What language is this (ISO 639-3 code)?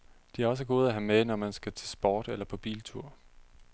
dan